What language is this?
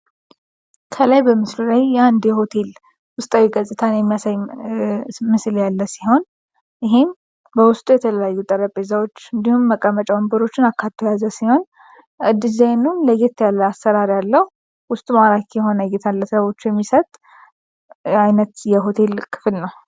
Amharic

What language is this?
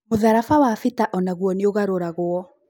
Kikuyu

